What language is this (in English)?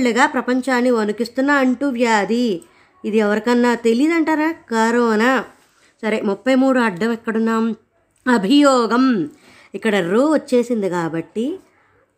Telugu